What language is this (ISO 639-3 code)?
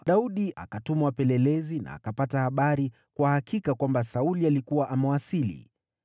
swa